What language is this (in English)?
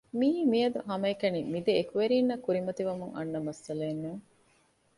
Divehi